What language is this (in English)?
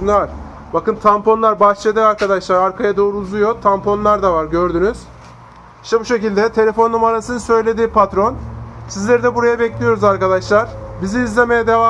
Turkish